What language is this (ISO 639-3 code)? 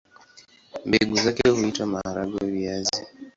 swa